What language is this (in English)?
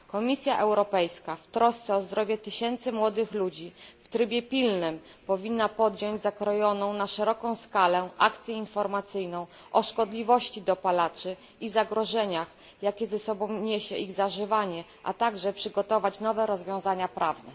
Polish